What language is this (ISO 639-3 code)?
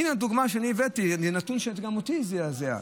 heb